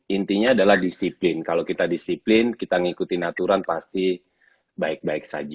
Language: Indonesian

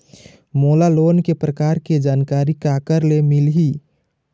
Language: Chhattisgarhi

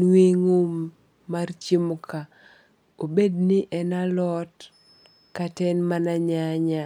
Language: Luo (Kenya and Tanzania)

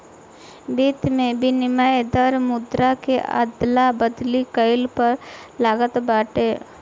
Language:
Bhojpuri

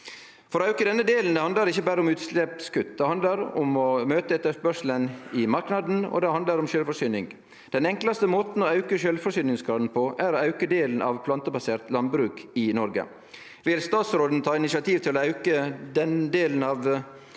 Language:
Norwegian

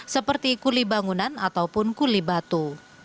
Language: Indonesian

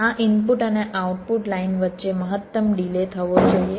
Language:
Gujarati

